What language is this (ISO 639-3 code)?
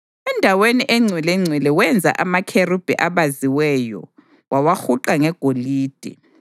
nde